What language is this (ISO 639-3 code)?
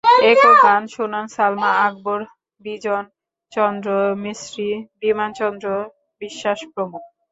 ben